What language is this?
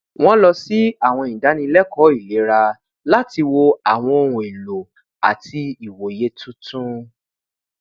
Yoruba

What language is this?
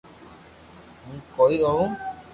Loarki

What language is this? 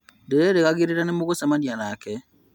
Kikuyu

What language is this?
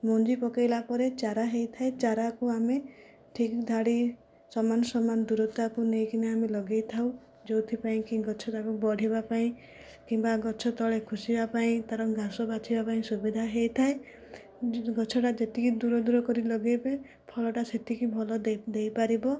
Odia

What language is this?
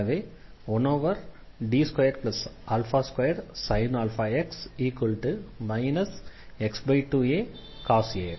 Tamil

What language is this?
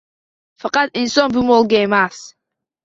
Uzbek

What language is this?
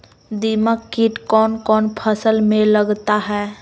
Magahi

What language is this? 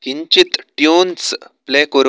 Sanskrit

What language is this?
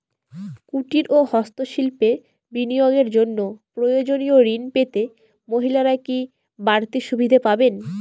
Bangla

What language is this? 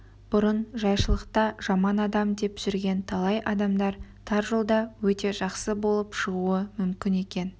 Kazakh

